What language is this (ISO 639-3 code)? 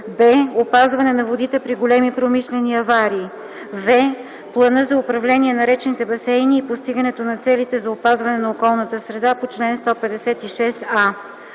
bul